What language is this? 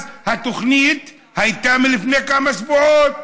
Hebrew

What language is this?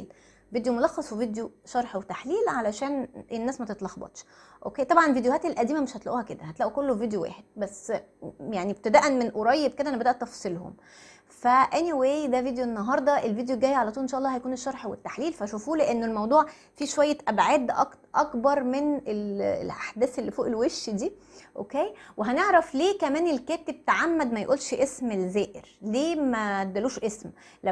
Arabic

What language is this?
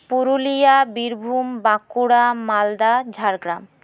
Santali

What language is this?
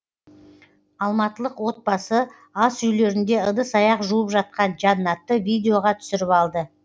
Kazakh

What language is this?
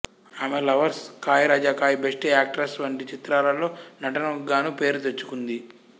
Telugu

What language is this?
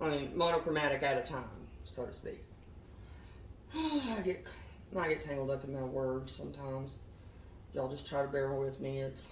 English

